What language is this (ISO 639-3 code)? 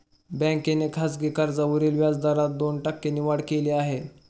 mar